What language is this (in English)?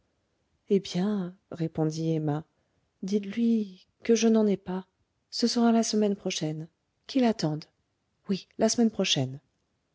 French